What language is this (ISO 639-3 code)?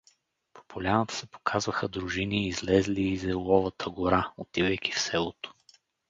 bul